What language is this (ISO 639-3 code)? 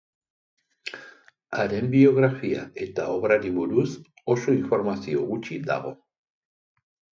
eus